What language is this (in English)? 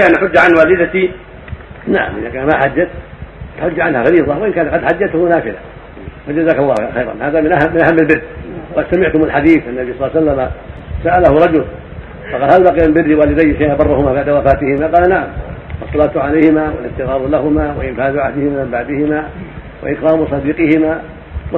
Arabic